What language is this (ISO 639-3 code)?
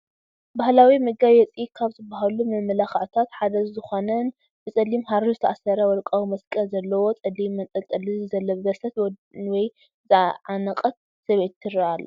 tir